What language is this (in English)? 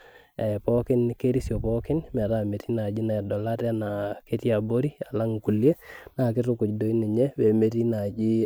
Masai